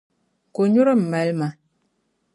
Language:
Dagbani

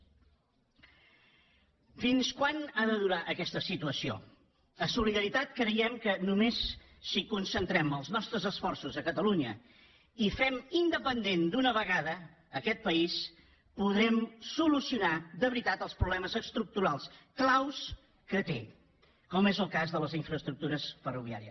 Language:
Catalan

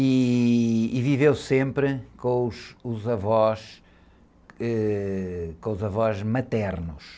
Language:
Portuguese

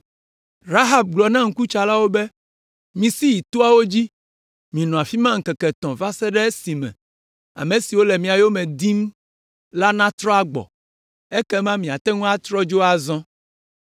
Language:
Ewe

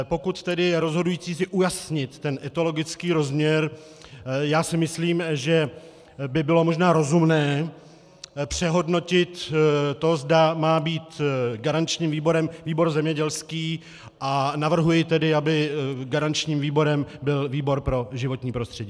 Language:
Czech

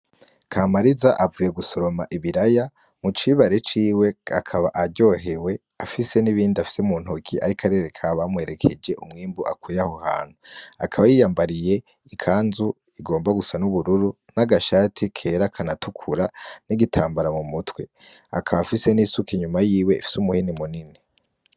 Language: Rundi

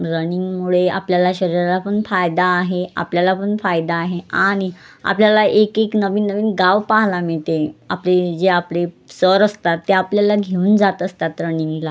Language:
Marathi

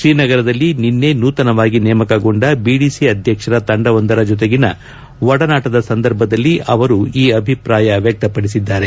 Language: Kannada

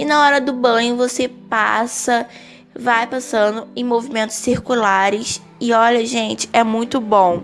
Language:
Portuguese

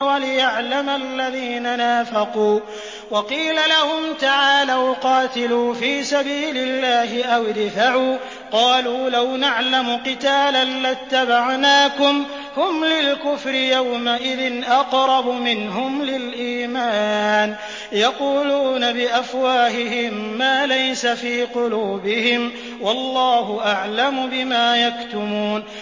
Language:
Arabic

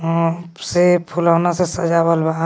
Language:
Magahi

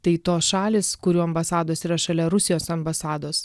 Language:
Lithuanian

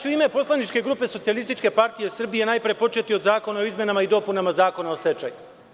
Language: Serbian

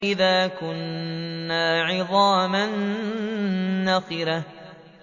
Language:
Arabic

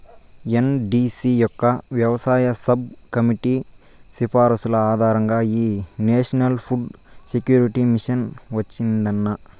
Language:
Telugu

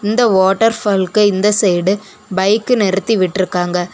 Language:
Tamil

